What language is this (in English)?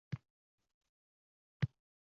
Uzbek